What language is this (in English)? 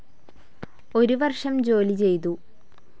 Malayalam